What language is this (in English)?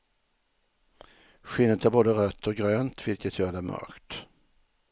Swedish